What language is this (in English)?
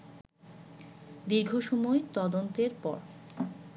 Bangla